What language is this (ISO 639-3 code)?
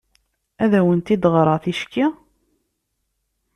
kab